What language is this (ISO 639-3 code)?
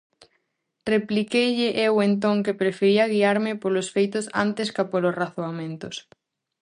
glg